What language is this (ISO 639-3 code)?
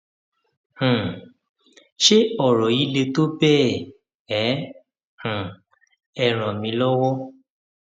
yor